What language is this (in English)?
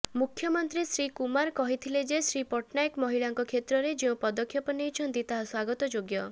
Odia